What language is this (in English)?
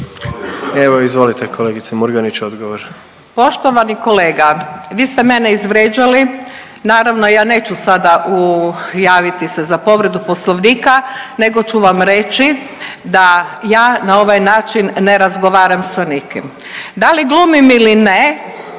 Croatian